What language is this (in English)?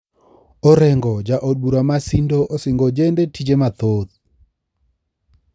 Luo (Kenya and Tanzania)